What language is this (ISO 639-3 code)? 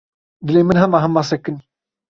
kur